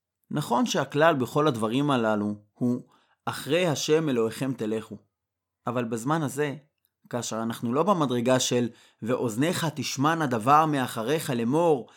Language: Hebrew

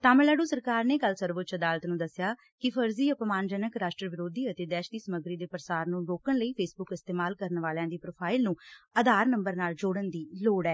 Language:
Punjabi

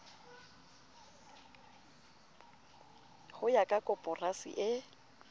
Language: Southern Sotho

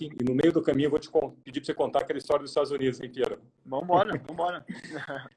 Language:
Portuguese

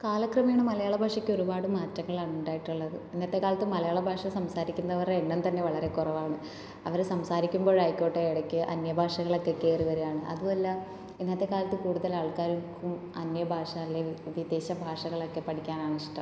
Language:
Malayalam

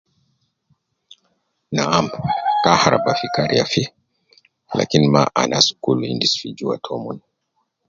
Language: Nubi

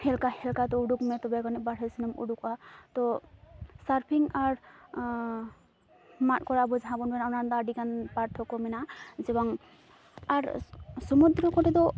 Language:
Santali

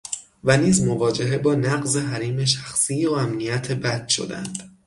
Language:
Persian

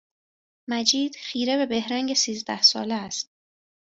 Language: Persian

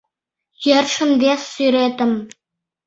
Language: Mari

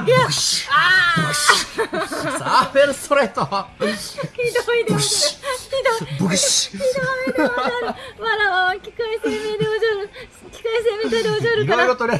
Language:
Japanese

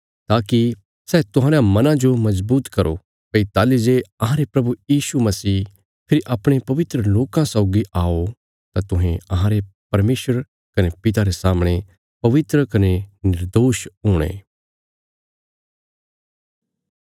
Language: Bilaspuri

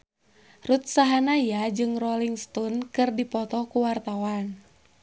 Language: Sundanese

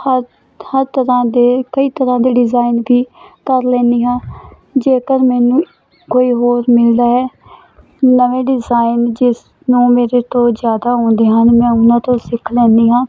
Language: Punjabi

